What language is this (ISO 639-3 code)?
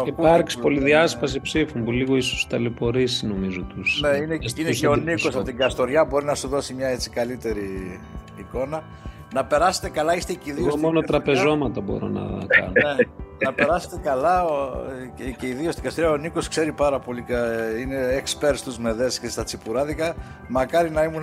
ell